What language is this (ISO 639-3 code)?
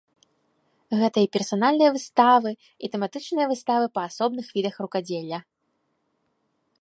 bel